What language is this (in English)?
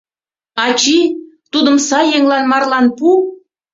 Mari